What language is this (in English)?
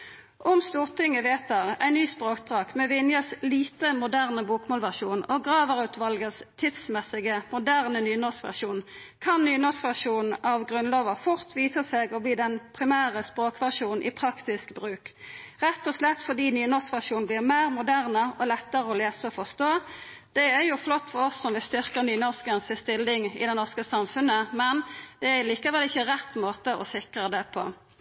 Norwegian Nynorsk